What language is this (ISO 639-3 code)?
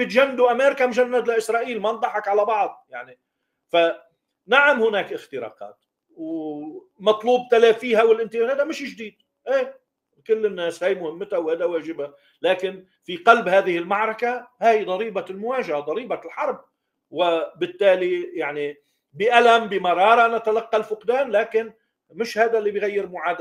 ara